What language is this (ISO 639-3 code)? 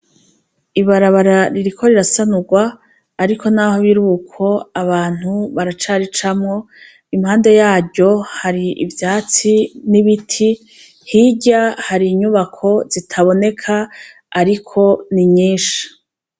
run